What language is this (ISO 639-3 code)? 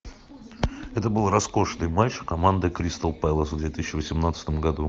rus